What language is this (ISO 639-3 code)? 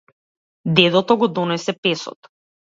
mkd